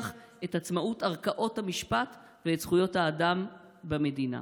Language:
Hebrew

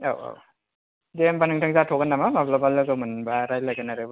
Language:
Bodo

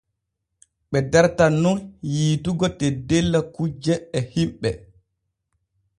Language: Borgu Fulfulde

